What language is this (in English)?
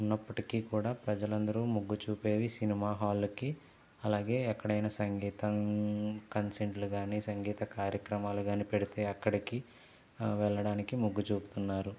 Telugu